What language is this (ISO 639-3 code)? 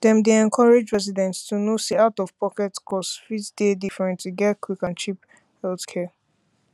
pcm